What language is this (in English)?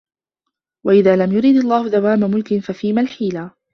Arabic